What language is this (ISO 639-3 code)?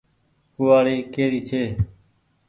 gig